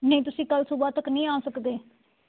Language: Punjabi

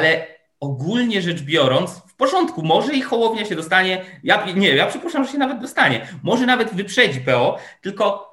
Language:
Polish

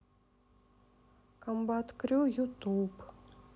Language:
Russian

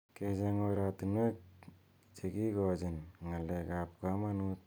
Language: Kalenjin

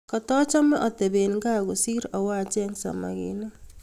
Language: Kalenjin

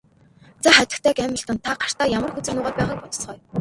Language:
Mongolian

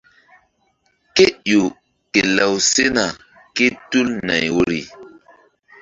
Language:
Mbum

